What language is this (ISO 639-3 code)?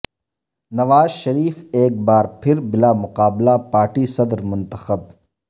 urd